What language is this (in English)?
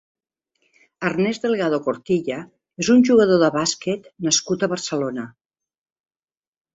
Catalan